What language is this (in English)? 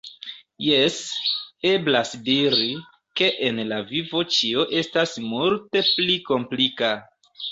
Esperanto